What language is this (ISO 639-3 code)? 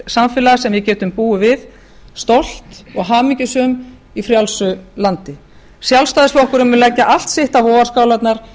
isl